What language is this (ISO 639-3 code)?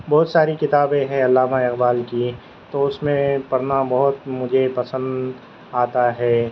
urd